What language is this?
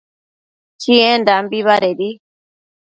Matsés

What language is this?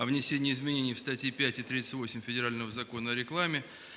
Russian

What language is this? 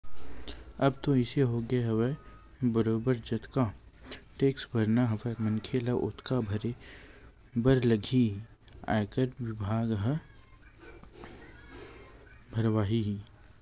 Chhattisgarhi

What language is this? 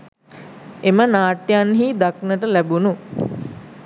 Sinhala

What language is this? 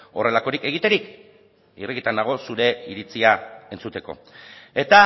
Basque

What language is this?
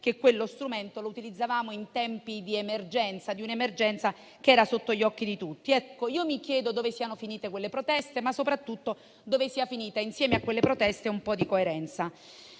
Italian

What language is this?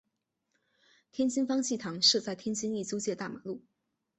Chinese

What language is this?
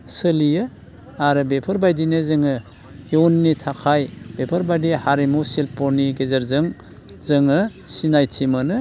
Bodo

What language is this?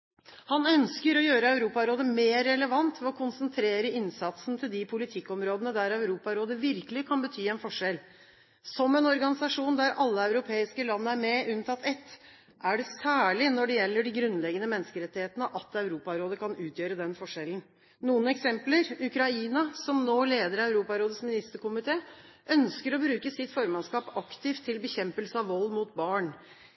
Norwegian Bokmål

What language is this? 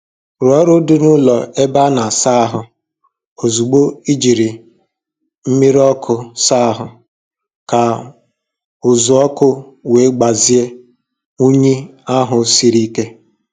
Igbo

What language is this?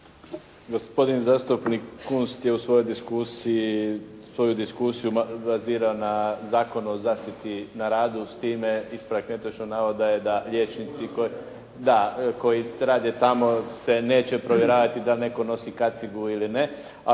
Croatian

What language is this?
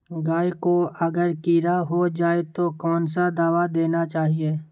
Magahi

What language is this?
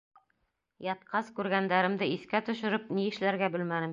Bashkir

